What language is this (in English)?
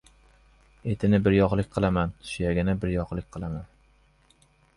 Uzbek